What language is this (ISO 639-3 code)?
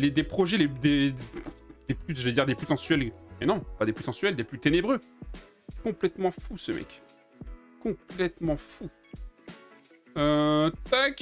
fra